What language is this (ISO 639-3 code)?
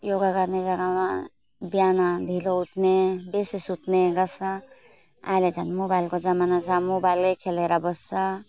nep